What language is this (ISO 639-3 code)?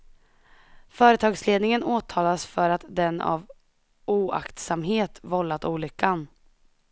swe